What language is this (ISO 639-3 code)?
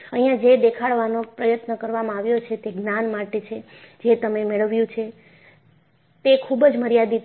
guj